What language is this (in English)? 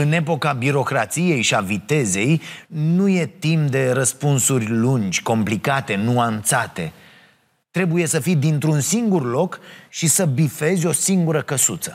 Romanian